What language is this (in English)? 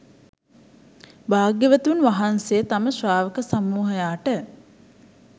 Sinhala